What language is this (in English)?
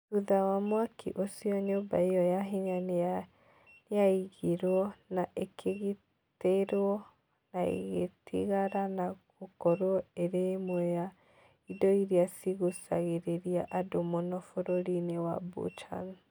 Kikuyu